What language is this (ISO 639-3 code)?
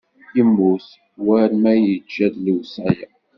kab